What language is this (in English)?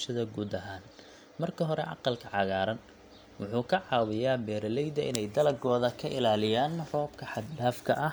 Somali